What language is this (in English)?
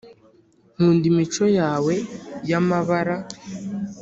Kinyarwanda